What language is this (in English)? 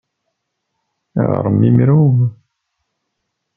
Kabyle